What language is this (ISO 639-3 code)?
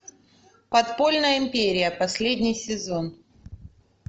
rus